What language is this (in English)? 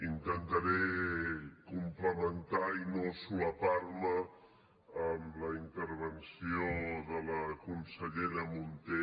Catalan